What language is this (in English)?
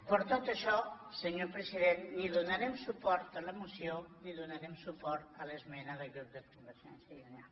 Catalan